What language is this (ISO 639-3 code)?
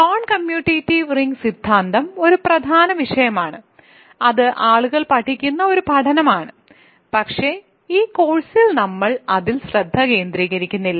mal